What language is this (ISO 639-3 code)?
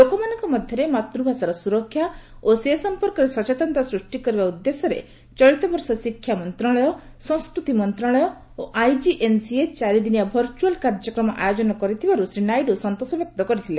ori